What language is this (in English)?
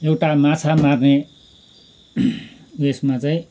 Nepali